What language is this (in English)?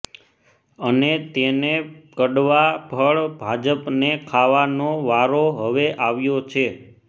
Gujarati